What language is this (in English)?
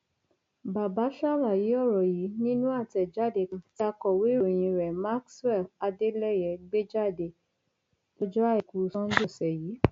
Yoruba